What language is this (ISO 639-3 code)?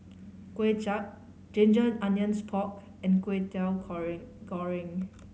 eng